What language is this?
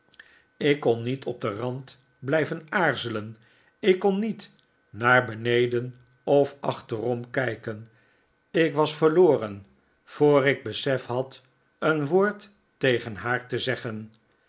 Dutch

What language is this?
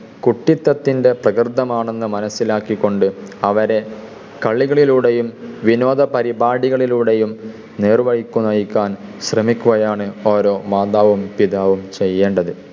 Malayalam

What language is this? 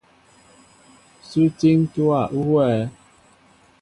Mbo (Cameroon)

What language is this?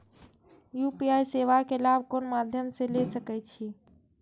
Maithili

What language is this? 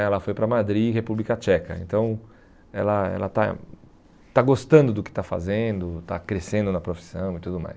Portuguese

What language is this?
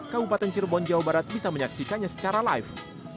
Indonesian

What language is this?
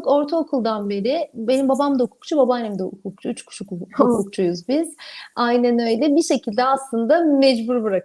Turkish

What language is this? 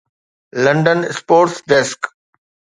Sindhi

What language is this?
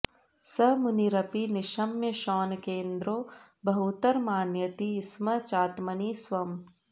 Sanskrit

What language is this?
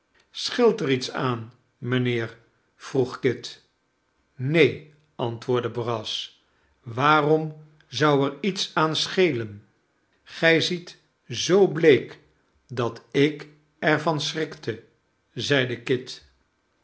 Dutch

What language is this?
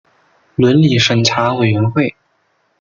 Chinese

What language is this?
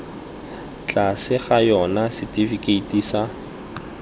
Tswana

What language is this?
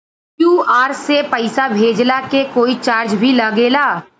Bhojpuri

